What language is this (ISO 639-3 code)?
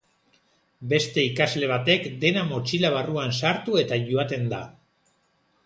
eus